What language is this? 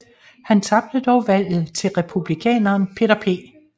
Danish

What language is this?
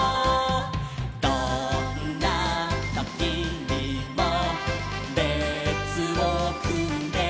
Japanese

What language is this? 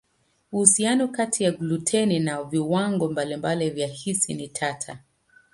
Swahili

